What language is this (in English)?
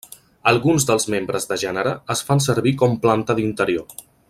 Catalan